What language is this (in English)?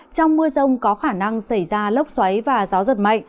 Vietnamese